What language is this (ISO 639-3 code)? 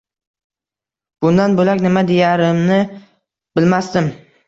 uzb